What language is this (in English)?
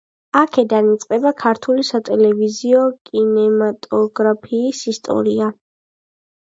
Georgian